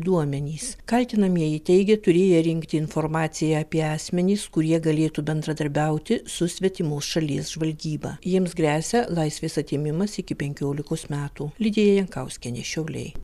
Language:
Lithuanian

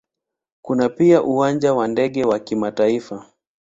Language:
Swahili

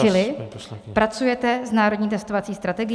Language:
Czech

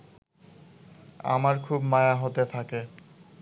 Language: Bangla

